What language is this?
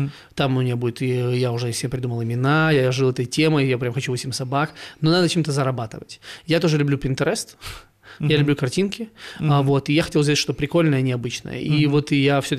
Russian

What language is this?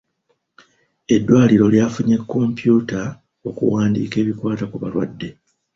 Ganda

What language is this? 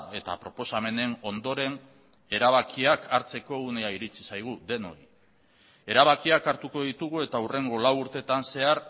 Basque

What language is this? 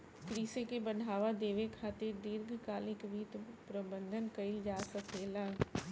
Bhojpuri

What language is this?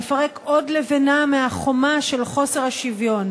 Hebrew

